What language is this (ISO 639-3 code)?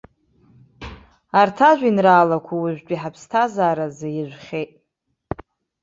abk